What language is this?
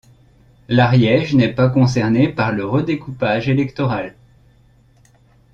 French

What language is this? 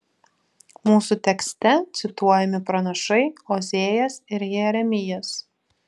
Lithuanian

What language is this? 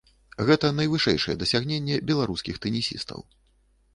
Belarusian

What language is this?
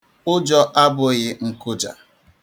Igbo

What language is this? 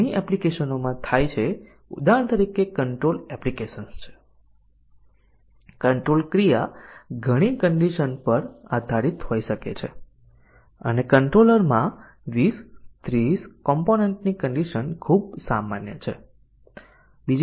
Gujarati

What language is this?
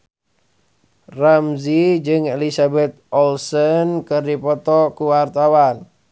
Sundanese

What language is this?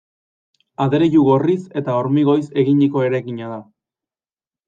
Basque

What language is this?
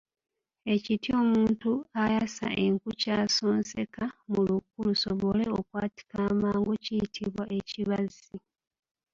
Ganda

